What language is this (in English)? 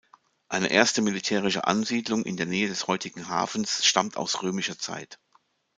German